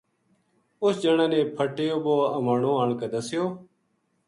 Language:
Gujari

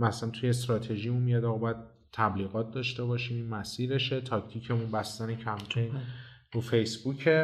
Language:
Persian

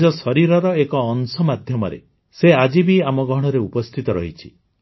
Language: Odia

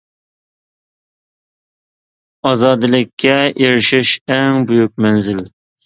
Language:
Uyghur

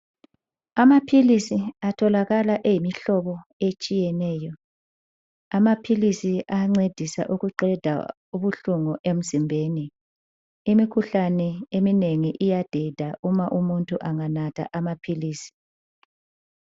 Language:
North Ndebele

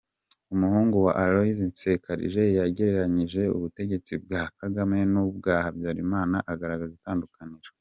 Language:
Kinyarwanda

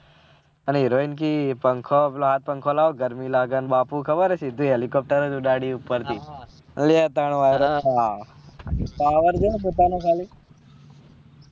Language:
Gujarati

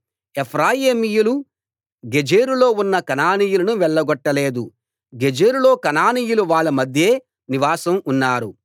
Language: Telugu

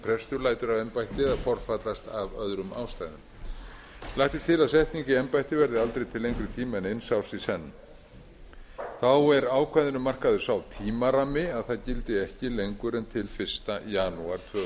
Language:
Icelandic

